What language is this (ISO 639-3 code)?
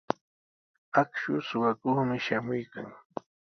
qws